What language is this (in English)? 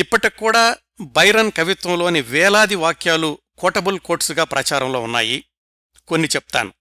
Telugu